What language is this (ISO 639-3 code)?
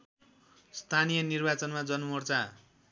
nep